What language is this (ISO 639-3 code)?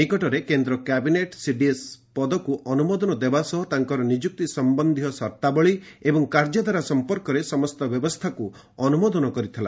ori